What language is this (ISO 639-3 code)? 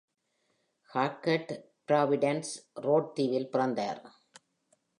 tam